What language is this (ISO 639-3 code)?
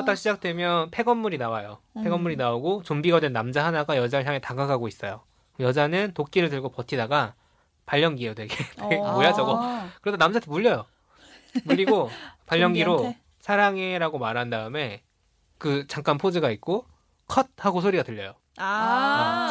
kor